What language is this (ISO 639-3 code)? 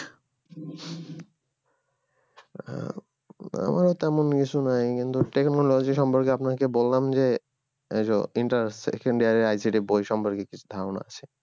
ben